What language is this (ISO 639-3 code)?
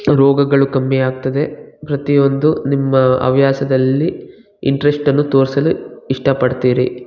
kan